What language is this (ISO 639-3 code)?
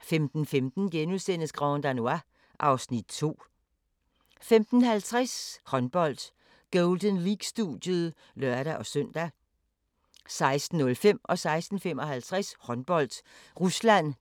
dan